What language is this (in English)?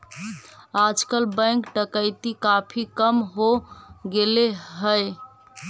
Magahi